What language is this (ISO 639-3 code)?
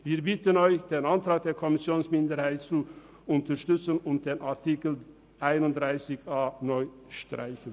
gsw